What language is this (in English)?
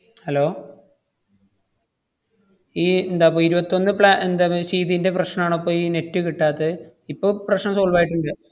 Malayalam